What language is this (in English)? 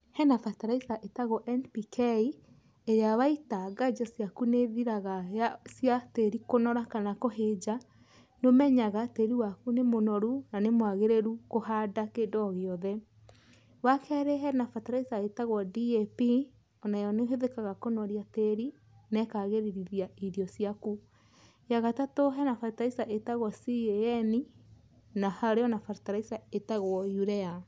Kikuyu